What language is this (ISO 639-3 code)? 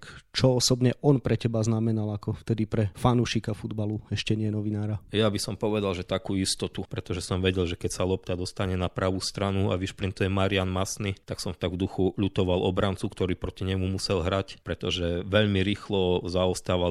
slk